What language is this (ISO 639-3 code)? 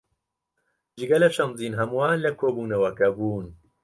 ckb